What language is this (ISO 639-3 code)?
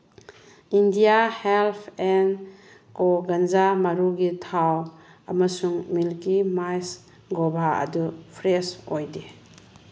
mni